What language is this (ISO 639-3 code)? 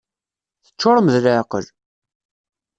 kab